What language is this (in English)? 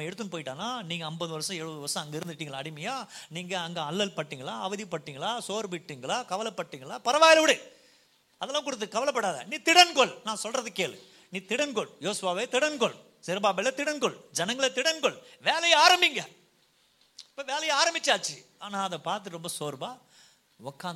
Tamil